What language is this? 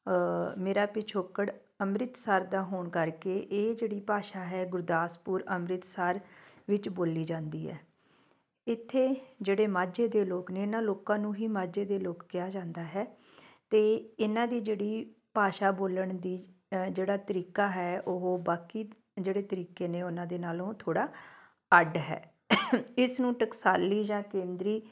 Punjabi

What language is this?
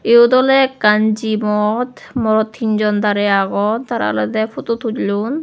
Chakma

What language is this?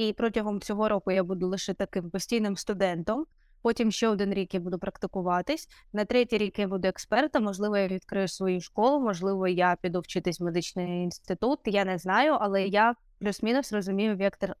Ukrainian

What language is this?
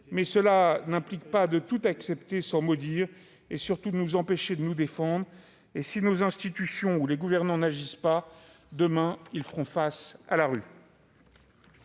French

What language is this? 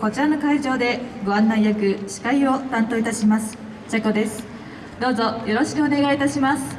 Japanese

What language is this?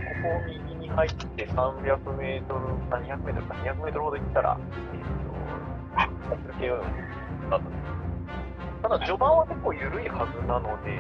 Japanese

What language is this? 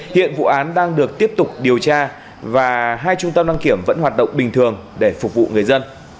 Vietnamese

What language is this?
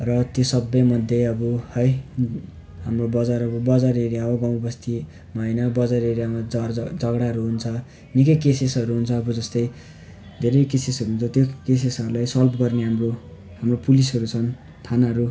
Nepali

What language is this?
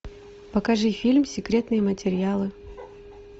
Russian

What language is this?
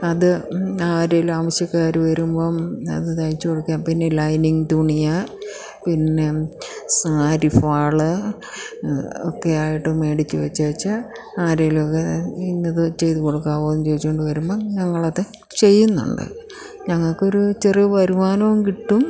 Malayalam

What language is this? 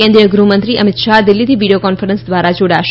Gujarati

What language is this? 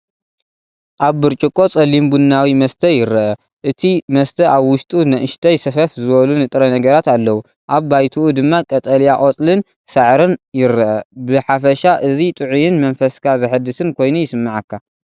Tigrinya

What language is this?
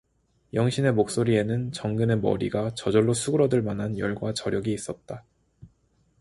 Korean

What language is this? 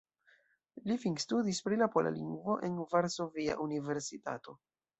Esperanto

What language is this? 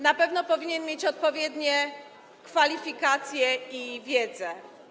Polish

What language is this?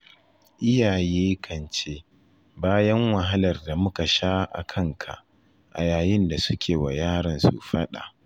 Hausa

